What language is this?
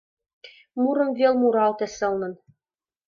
Mari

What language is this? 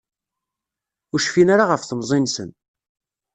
Kabyle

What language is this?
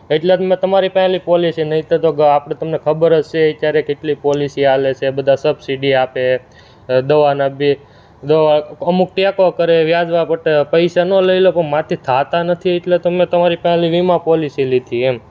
Gujarati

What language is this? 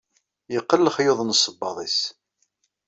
Kabyle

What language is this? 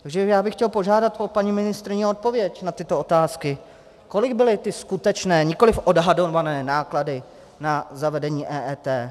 Czech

